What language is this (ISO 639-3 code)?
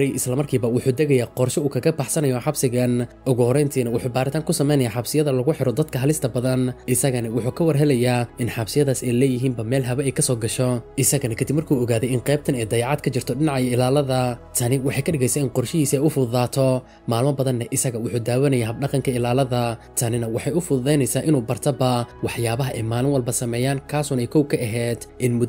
ara